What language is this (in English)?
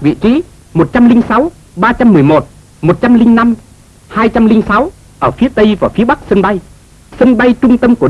Vietnamese